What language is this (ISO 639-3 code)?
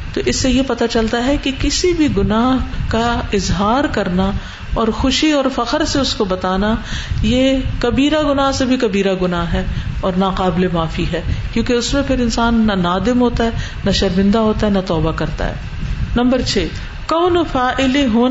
urd